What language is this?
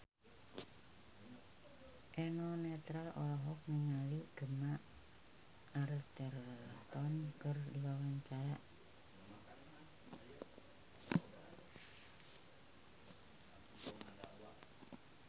Sundanese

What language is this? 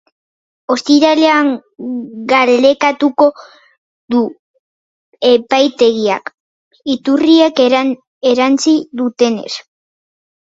Basque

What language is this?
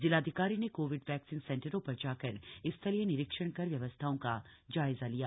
Hindi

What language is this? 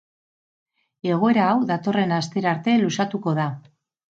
Basque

